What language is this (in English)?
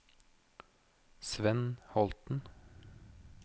Norwegian